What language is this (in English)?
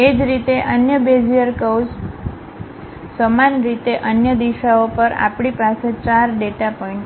Gujarati